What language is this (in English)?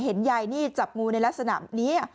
Thai